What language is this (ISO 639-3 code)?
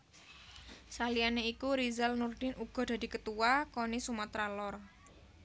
jav